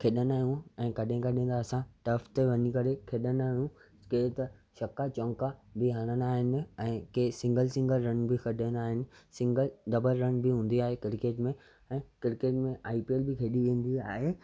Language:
Sindhi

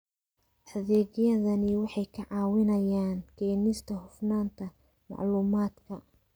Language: Somali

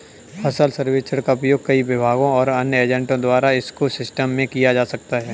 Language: Hindi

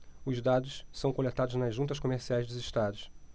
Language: Portuguese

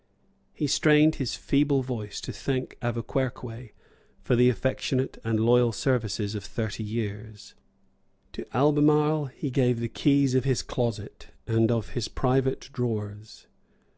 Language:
English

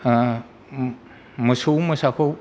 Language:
Bodo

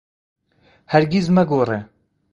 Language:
Central Kurdish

